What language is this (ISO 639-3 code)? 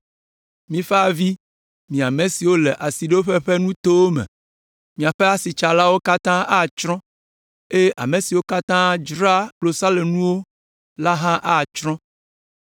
ewe